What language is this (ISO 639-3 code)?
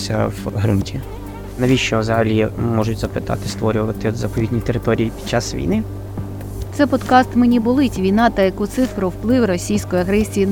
ukr